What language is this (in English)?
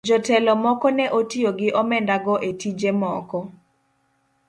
Luo (Kenya and Tanzania)